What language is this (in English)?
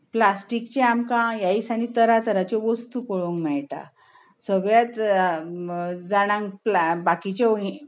Konkani